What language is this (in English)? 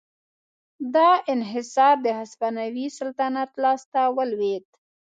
Pashto